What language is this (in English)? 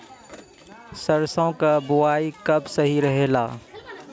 Bhojpuri